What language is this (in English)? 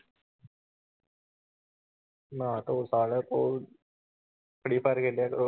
Punjabi